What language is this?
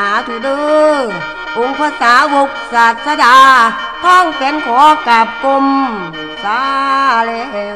Thai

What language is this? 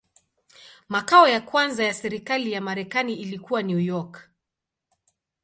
Swahili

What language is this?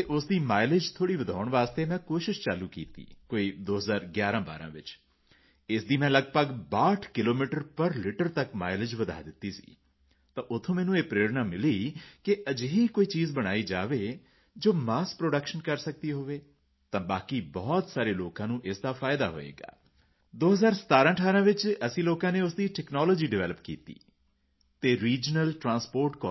Punjabi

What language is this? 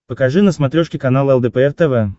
Russian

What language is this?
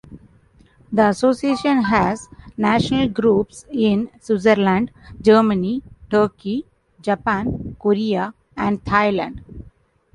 English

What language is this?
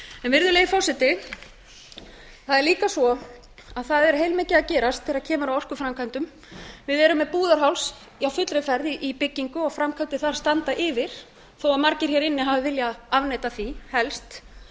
Icelandic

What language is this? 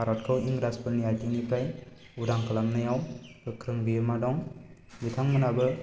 Bodo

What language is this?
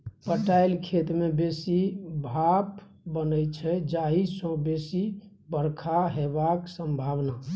Maithili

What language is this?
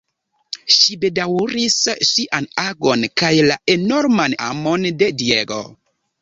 Esperanto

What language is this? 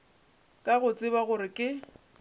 Northern Sotho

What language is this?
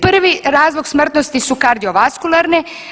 Croatian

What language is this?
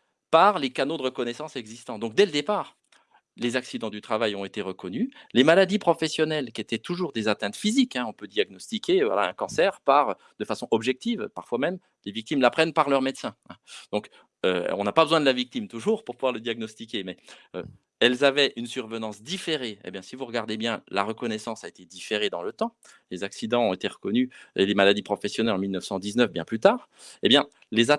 French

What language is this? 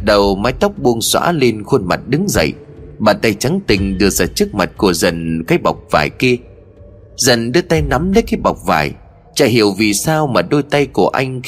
Vietnamese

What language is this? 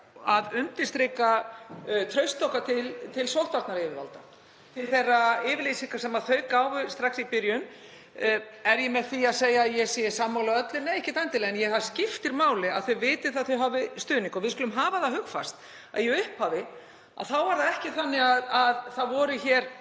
Icelandic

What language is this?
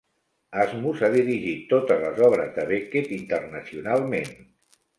Catalan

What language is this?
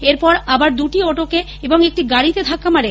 Bangla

